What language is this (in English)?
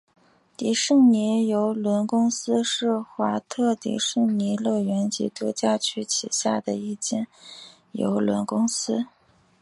Chinese